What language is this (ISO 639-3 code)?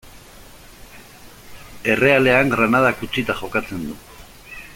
eus